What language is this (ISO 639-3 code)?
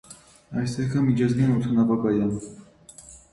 hye